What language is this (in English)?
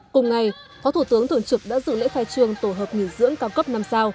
Vietnamese